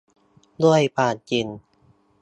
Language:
Thai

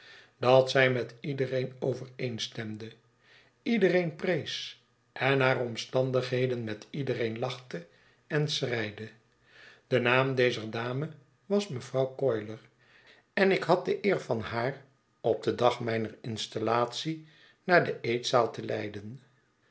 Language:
Dutch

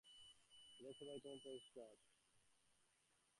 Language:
Bangla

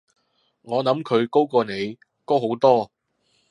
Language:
Cantonese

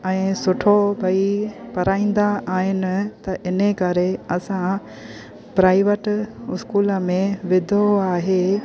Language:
Sindhi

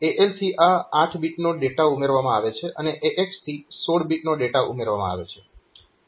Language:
Gujarati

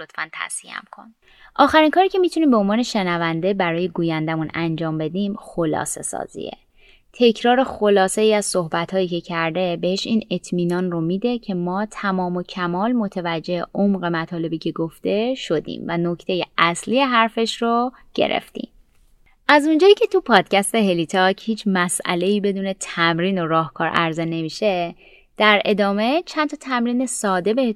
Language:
Persian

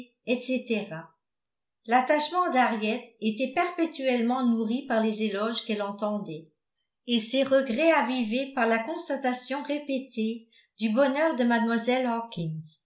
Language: French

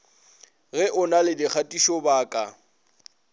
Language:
Northern Sotho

